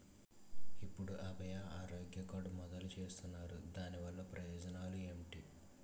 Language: Telugu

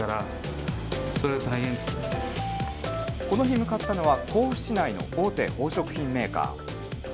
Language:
Japanese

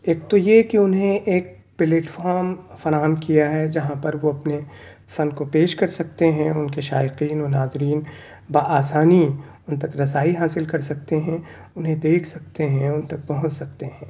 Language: Urdu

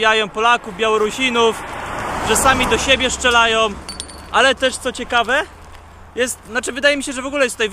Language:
Polish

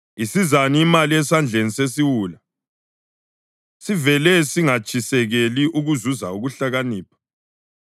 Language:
North Ndebele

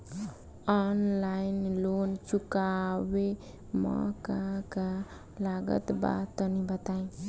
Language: Bhojpuri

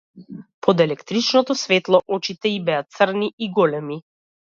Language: Macedonian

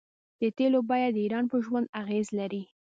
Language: Pashto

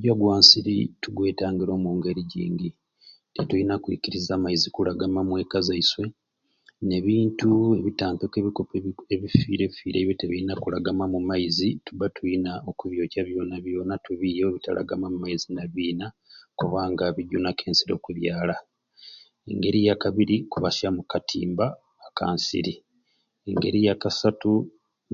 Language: Ruuli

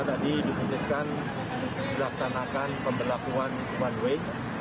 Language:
Indonesian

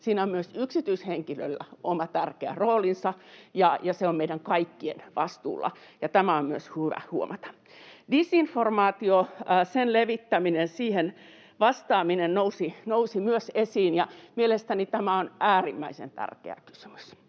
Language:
Finnish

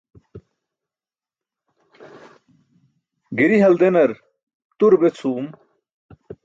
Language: Burushaski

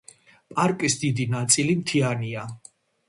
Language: Georgian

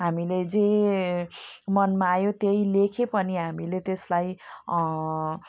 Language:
Nepali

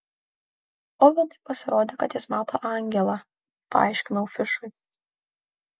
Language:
Lithuanian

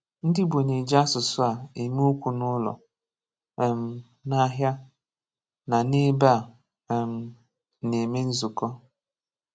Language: Igbo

